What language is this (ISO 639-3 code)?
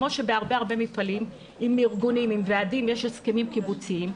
heb